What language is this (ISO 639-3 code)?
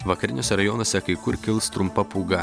lit